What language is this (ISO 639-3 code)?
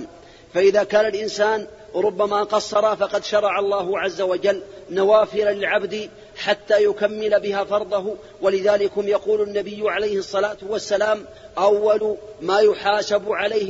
ara